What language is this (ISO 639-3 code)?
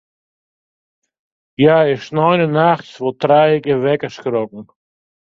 fry